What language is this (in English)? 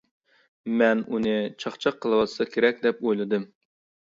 Uyghur